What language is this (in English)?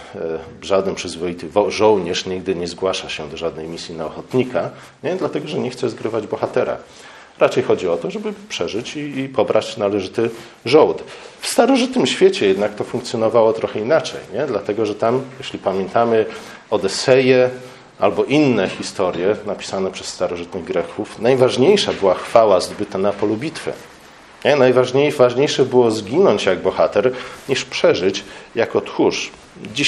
Polish